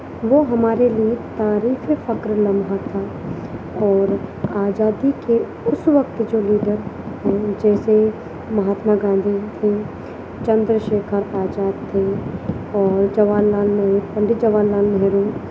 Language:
Urdu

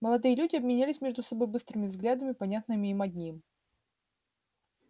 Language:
Russian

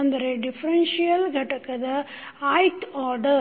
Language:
Kannada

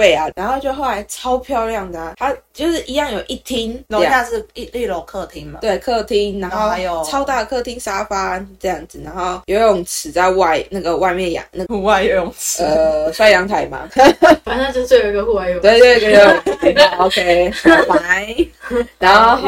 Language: Chinese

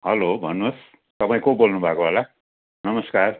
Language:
Nepali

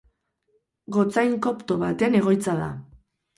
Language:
Basque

